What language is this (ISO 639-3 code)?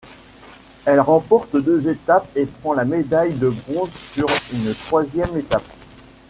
fra